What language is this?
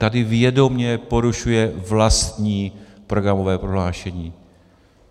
Czech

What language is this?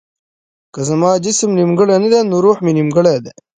Pashto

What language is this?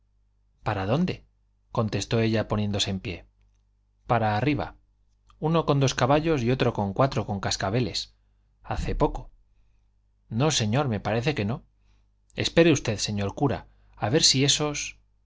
Spanish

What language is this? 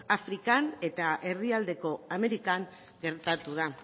Basque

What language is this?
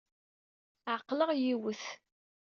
Kabyle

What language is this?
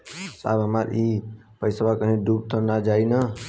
Bhojpuri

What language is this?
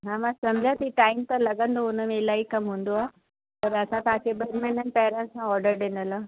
Sindhi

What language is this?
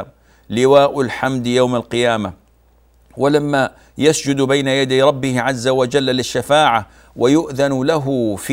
Arabic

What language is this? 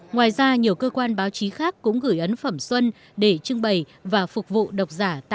Vietnamese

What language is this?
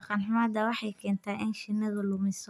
Somali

